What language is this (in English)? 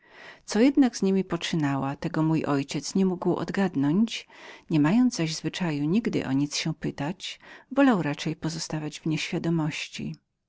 Polish